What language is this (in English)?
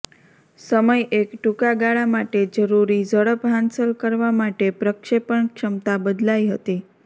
Gujarati